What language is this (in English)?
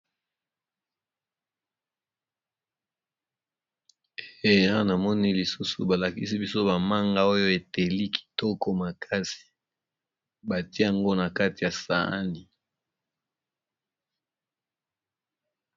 Lingala